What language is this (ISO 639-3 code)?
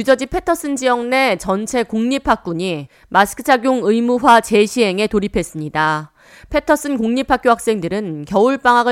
kor